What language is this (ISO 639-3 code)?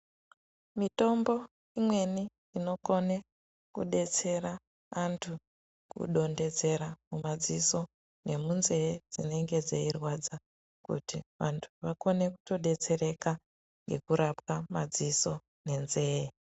ndc